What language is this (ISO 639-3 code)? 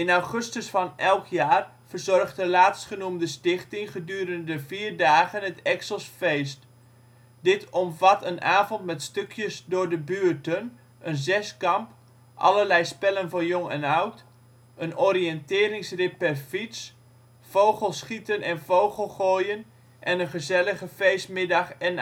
nld